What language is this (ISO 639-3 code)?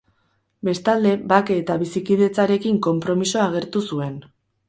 eus